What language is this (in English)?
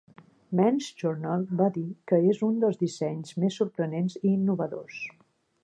Catalan